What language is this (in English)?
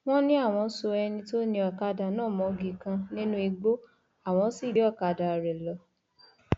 Yoruba